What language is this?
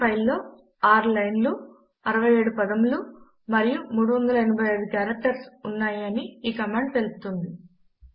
Telugu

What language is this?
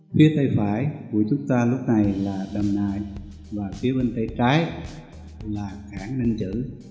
Vietnamese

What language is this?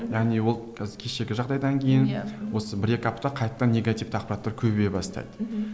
Kazakh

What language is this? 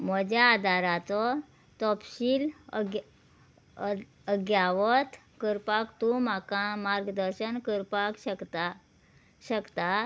Konkani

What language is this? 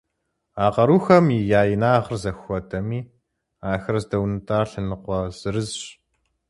Kabardian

